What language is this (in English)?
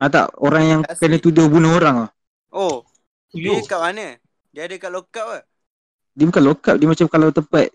Malay